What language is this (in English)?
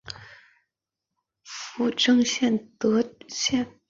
Chinese